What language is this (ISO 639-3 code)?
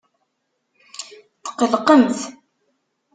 kab